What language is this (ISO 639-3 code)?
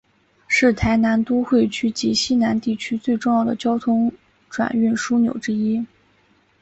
zho